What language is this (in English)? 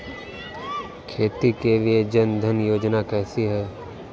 Hindi